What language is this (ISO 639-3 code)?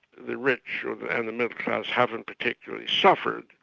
eng